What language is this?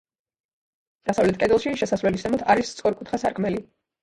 Georgian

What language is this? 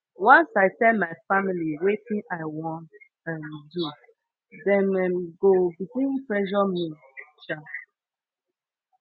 Nigerian Pidgin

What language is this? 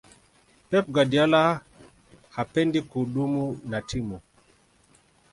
Swahili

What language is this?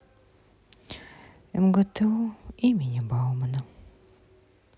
Russian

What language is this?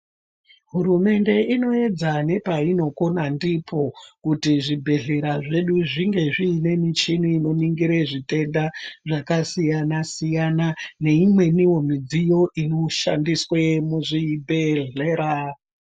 Ndau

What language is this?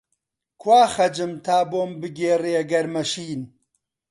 Central Kurdish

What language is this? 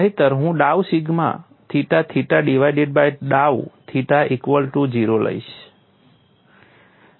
Gujarati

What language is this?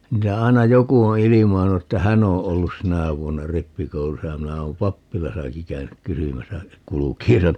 Finnish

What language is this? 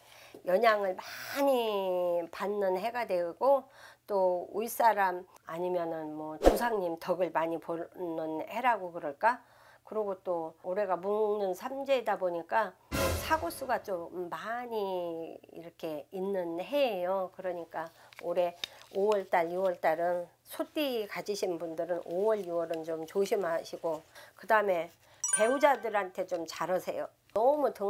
Korean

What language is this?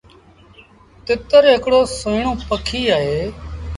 Sindhi Bhil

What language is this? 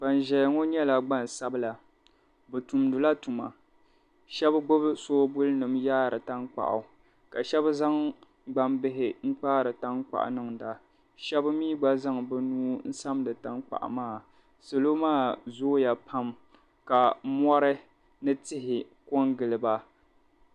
Dagbani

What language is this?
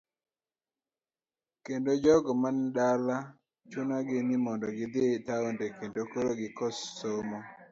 Luo (Kenya and Tanzania)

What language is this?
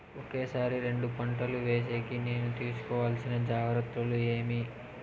Telugu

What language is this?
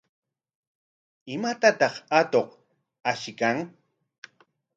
Corongo Ancash Quechua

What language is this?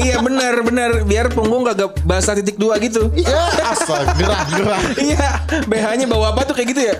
Indonesian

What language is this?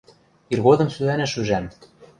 Western Mari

